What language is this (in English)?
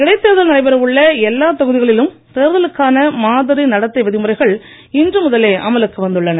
Tamil